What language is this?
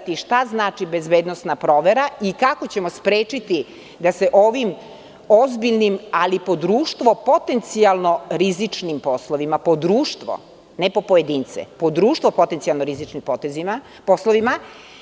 Serbian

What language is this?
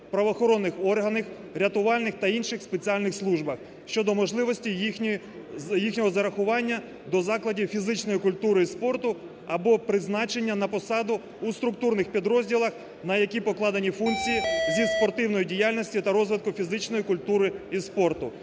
Ukrainian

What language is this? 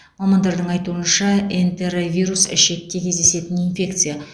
Kazakh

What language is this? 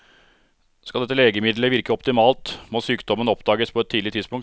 Norwegian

